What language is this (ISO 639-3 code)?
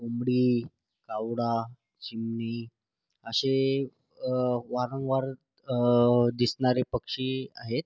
mar